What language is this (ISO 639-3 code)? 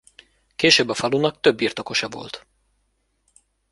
hun